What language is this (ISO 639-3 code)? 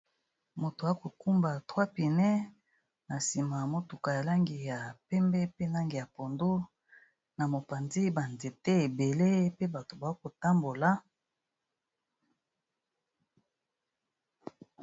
lin